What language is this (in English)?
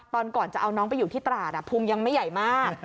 Thai